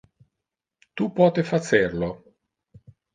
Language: Interlingua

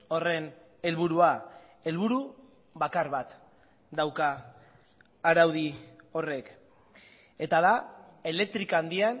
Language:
Basque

